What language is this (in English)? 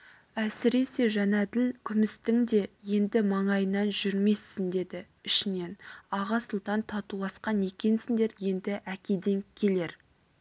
Kazakh